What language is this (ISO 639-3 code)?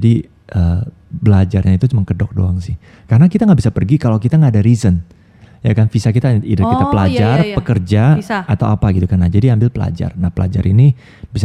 ind